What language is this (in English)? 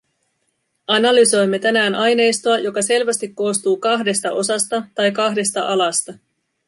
Finnish